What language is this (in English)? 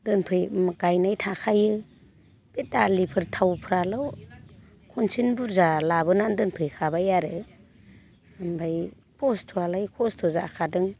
Bodo